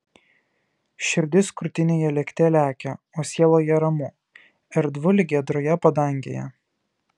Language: Lithuanian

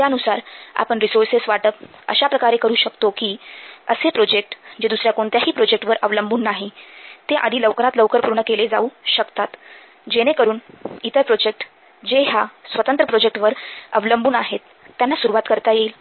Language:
Marathi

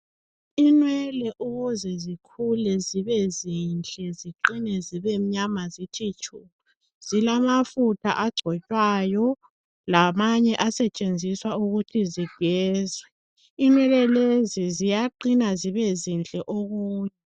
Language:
North Ndebele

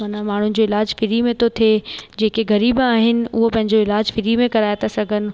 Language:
Sindhi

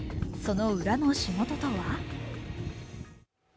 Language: Japanese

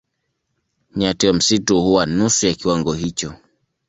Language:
Swahili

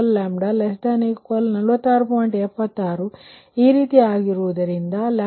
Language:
Kannada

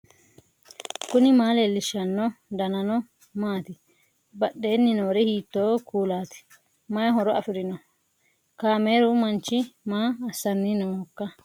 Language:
Sidamo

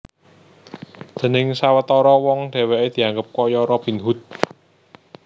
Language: Javanese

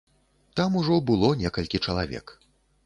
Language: Belarusian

